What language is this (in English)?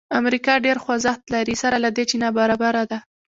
Pashto